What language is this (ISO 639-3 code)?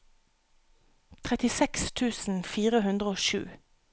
nor